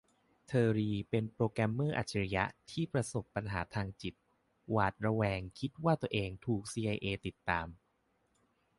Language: Thai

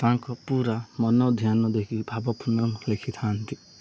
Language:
Odia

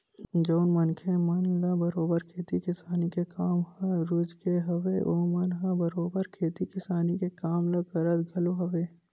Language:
Chhattisgarhi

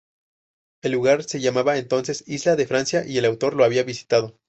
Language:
Spanish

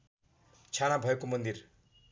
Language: Nepali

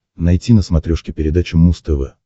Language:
Russian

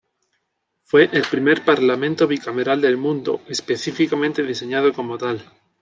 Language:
Spanish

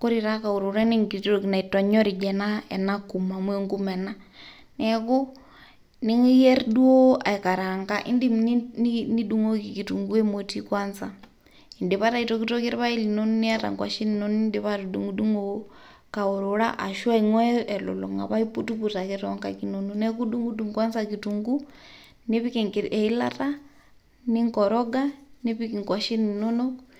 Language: Masai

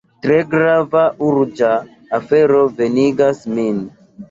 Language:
Esperanto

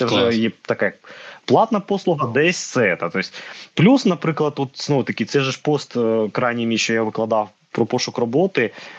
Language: Ukrainian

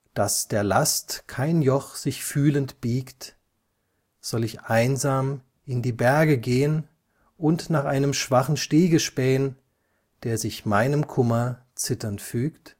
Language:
German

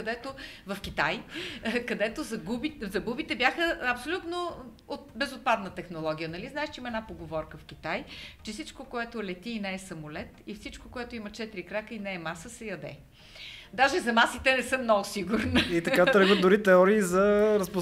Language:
Bulgarian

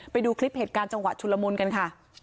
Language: Thai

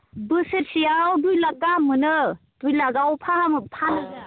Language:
Bodo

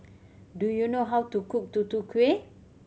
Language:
English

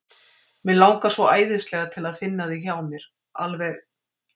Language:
Icelandic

